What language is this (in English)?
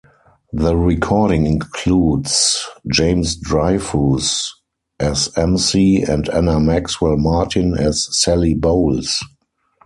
English